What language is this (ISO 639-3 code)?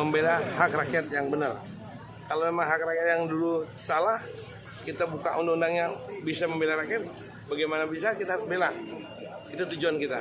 ind